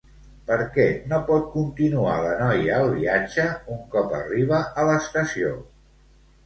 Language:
Catalan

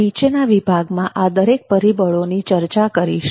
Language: Gujarati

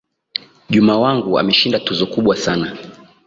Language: Swahili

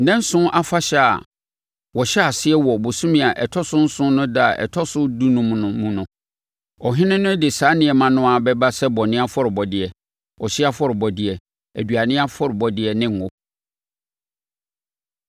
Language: Akan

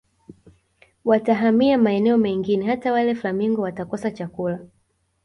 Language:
Swahili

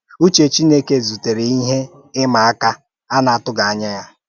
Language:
Igbo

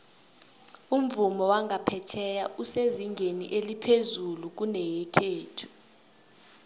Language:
South Ndebele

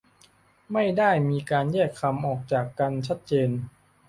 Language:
Thai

